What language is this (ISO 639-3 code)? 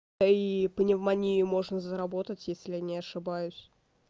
rus